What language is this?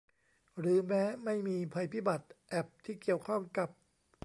Thai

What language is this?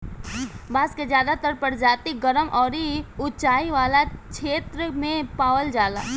Bhojpuri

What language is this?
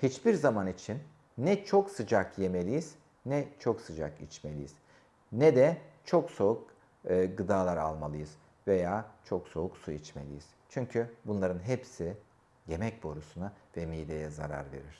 Turkish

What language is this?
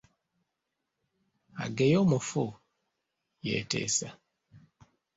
Ganda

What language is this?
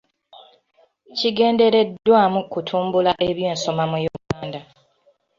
Ganda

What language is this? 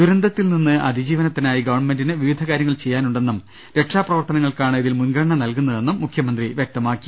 Malayalam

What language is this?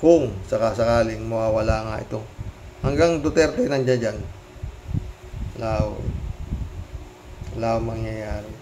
Filipino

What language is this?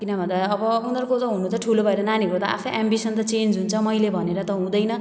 Nepali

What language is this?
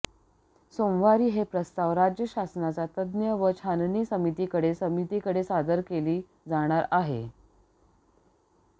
Marathi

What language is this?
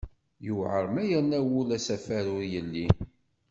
Kabyle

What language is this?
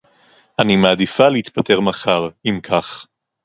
Hebrew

